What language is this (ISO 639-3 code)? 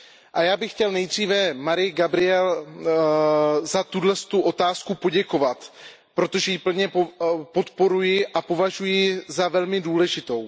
ces